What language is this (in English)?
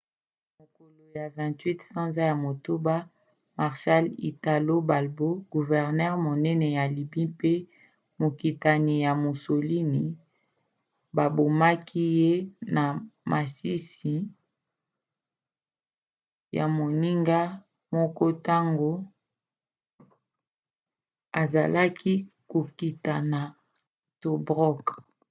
Lingala